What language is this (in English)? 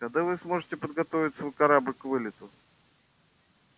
Russian